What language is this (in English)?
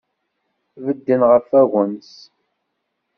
Kabyle